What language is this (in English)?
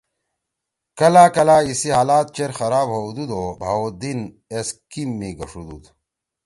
Torwali